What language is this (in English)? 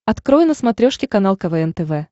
Russian